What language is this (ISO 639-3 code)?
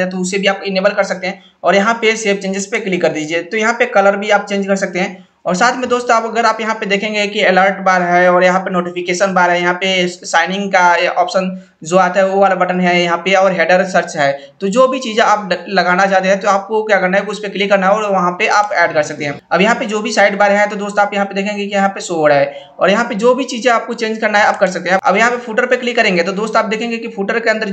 hin